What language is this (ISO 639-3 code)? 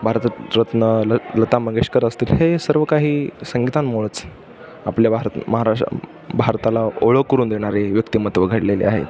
mar